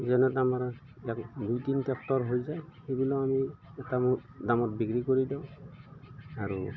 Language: Assamese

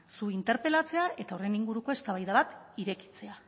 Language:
Basque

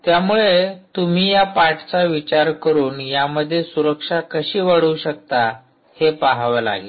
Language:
Marathi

